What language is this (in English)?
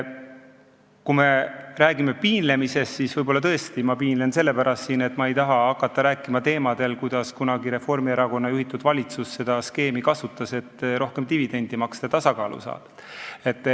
Estonian